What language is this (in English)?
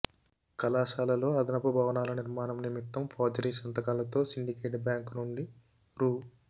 Telugu